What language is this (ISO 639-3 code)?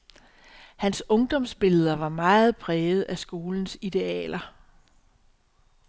dan